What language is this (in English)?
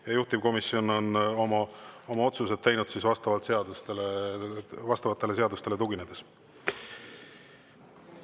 Estonian